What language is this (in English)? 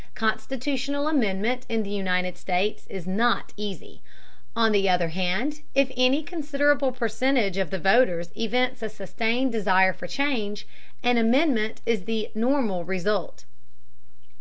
English